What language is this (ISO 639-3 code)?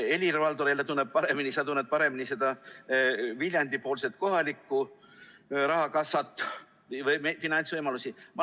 est